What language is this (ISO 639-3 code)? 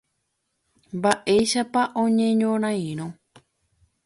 grn